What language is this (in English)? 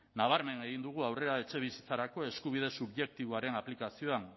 Basque